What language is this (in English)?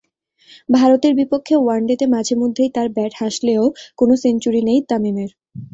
Bangla